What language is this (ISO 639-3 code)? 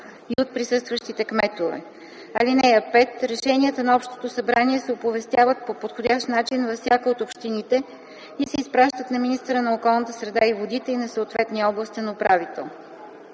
bul